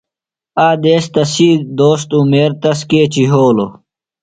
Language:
Phalura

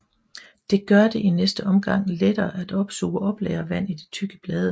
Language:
Danish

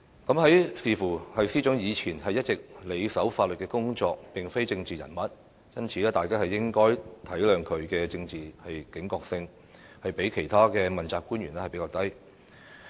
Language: Cantonese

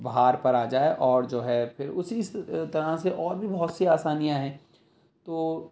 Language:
Urdu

